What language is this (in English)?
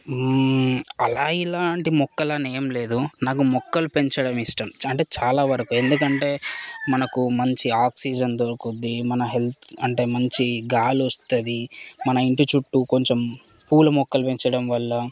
Telugu